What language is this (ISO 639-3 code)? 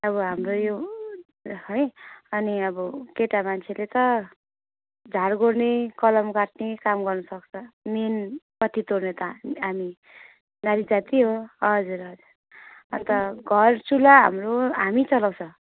nep